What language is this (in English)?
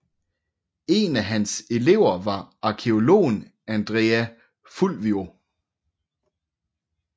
Danish